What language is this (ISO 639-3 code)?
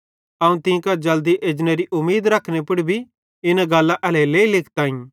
bhd